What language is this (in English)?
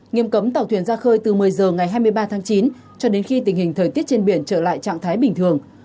Vietnamese